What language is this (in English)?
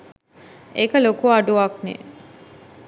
Sinhala